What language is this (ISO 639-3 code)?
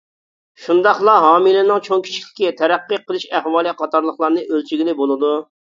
uig